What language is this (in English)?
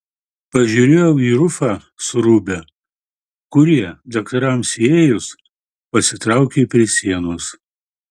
Lithuanian